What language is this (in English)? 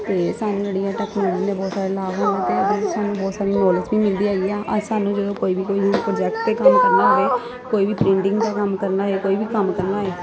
Punjabi